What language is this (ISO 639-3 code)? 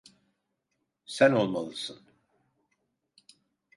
tur